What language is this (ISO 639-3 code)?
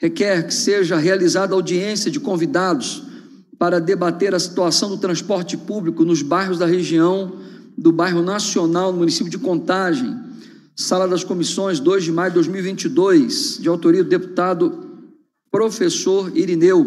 por